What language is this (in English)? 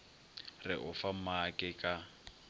Northern Sotho